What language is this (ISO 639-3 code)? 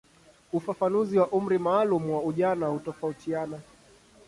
swa